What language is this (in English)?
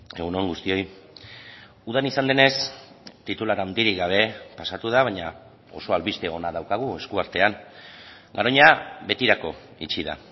Basque